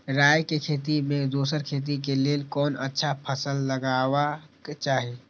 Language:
Maithili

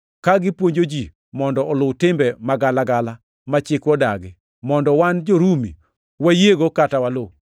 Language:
Luo (Kenya and Tanzania)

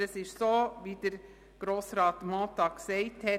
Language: Swiss German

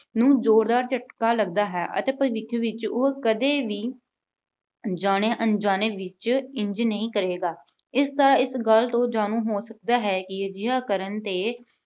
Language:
Punjabi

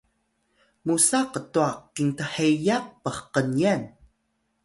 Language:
Atayal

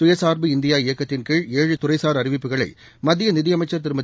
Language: Tamil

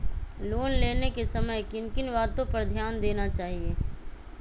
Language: Magahi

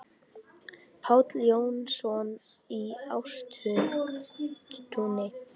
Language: Icelandic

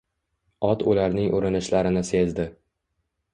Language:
Uzbek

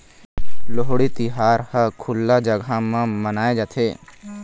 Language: Chhattisgarhi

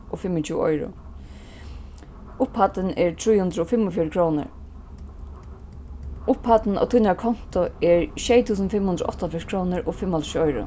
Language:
Faroese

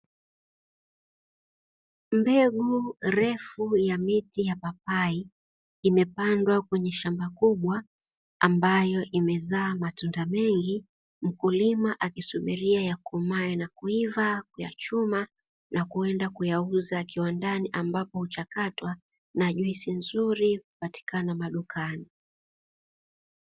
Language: Swahili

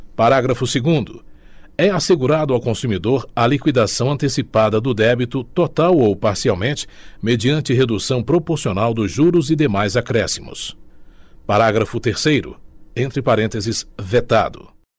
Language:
Portuguese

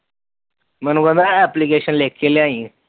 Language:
Punjabi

